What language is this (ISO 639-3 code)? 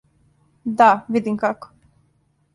srp